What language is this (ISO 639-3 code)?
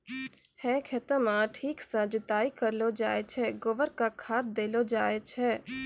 mai